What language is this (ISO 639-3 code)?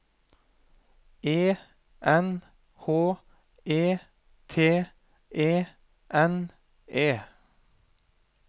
nor